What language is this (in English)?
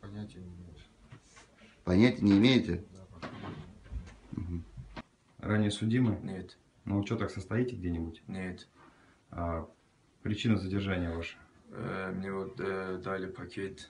Russian